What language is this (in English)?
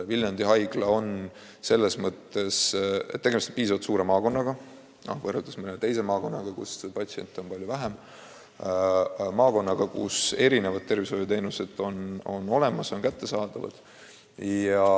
Estonian